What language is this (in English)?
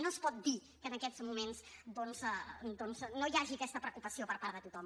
Catalan